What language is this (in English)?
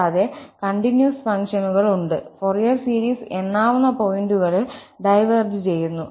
Malayalam